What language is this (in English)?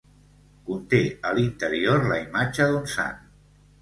Catalan